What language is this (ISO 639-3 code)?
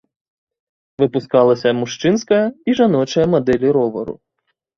bel